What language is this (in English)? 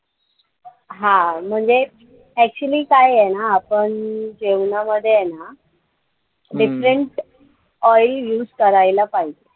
Marathi